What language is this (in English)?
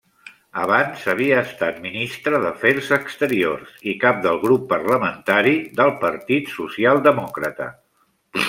Catalan